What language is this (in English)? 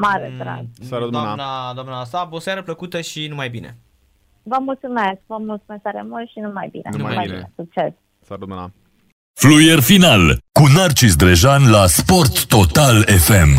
Romanian